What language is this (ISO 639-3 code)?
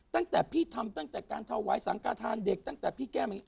tha